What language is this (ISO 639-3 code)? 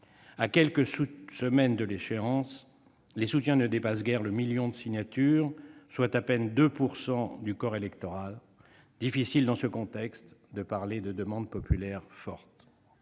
fra